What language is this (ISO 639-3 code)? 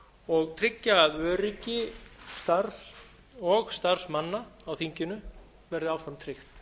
isl